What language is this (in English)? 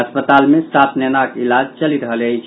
Maithili